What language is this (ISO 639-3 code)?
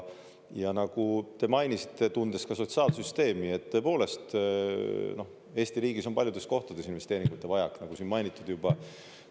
est